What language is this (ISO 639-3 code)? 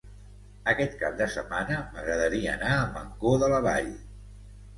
cat